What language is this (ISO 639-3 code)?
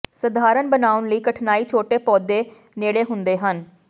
pan